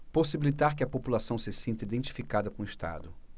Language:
Portuguese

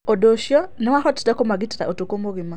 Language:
Kikuyu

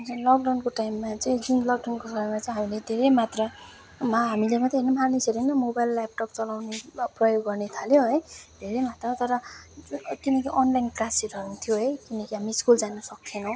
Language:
Nepali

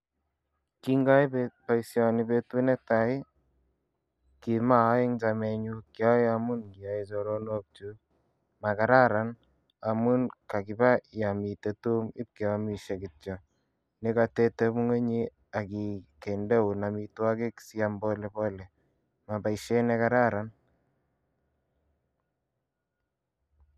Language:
Kalenjin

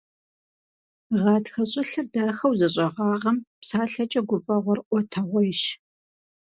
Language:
Kabardian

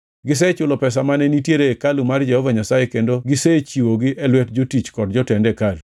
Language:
Luo (Kenya and Tanzania)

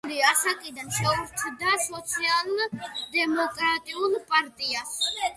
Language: Georgian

